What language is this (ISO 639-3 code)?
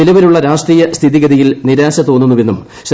mal